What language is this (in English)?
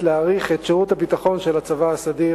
Hebrew